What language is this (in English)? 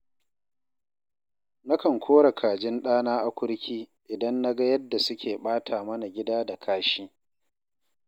Hausa